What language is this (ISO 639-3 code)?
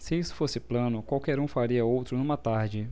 por